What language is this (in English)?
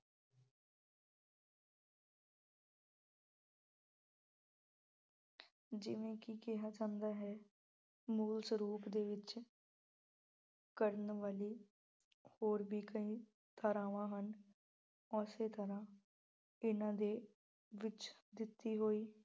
Punjabi